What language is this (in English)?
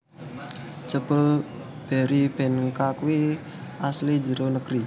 Javanese